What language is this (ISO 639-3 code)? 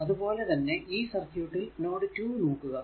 mal